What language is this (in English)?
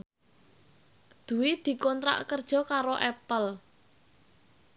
Javanese